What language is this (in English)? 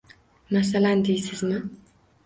Uzbek